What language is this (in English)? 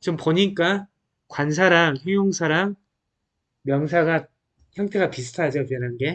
Korean